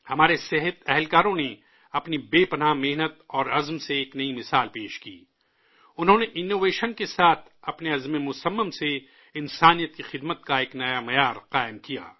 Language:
Urdu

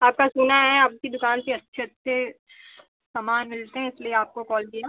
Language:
Hindi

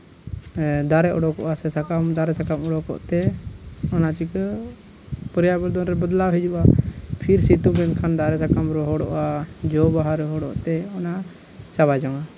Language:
Santali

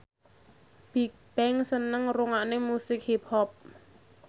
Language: Javanese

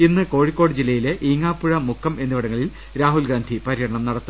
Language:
Malayalam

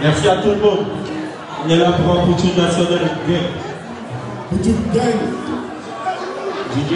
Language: French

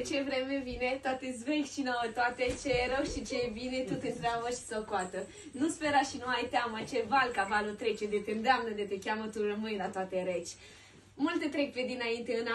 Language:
Romanian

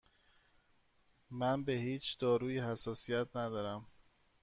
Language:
Persian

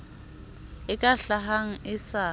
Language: Southern Sotho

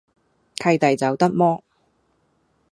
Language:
Cantonese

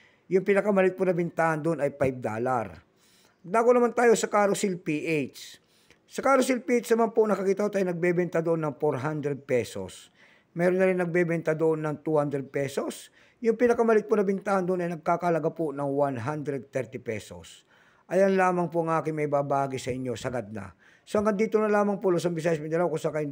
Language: Filipino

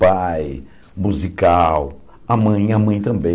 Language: Portuguese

